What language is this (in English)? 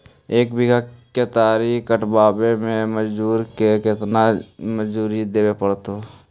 Magahi